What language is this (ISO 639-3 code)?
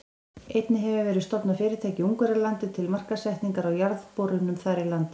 isl